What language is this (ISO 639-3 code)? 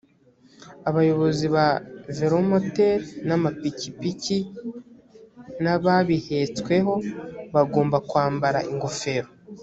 kin